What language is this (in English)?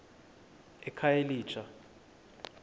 Xhosa